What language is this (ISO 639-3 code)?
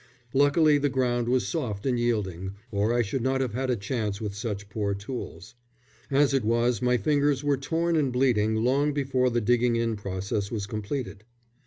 eng